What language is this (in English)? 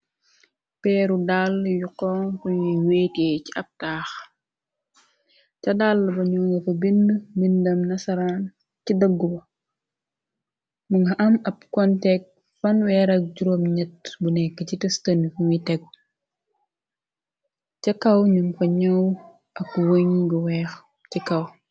Wolof